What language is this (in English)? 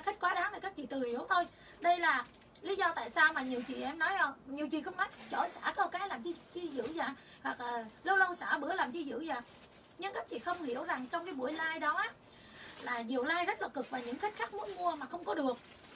Vietnamese